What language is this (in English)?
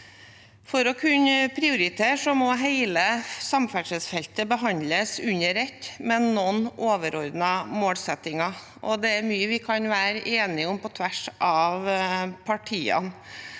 Norwegian